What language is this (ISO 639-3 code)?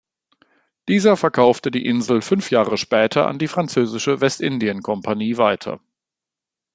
deu